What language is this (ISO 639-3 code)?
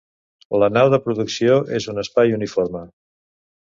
cat